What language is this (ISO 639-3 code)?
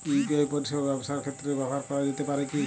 ben